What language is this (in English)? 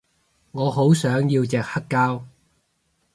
Cantonese